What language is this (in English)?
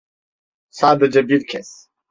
Turkish